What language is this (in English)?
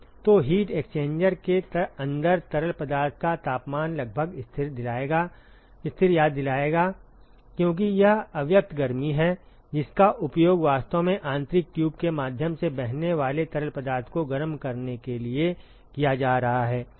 Hindi